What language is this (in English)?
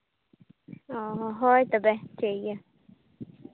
Santali